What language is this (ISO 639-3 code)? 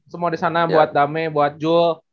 ind